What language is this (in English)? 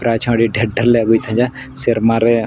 Santali